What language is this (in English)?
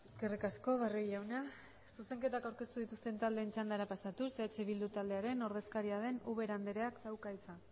Basque